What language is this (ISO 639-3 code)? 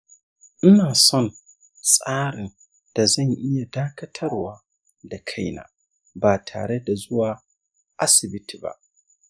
hau